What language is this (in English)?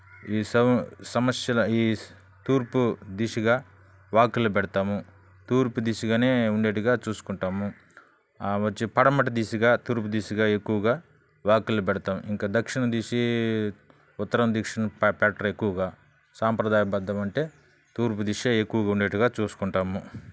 Telugu